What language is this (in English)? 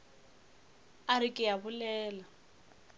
Northern Sotho